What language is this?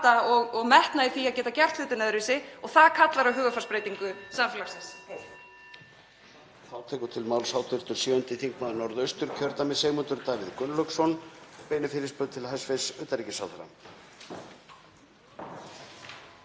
Icelandic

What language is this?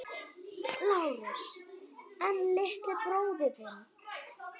Icelandic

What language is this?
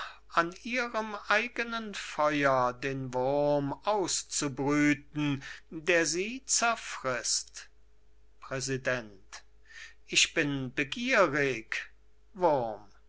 German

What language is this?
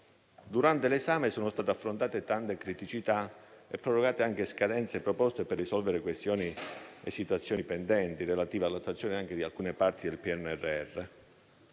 Italian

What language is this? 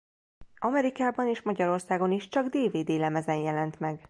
Hungarian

